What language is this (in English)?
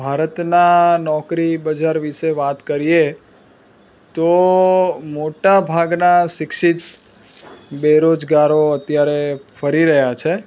Gujarati